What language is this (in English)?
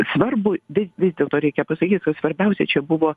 Lithuanian